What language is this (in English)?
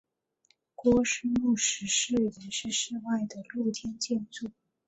Chinese